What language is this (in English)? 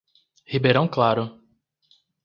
Portuguese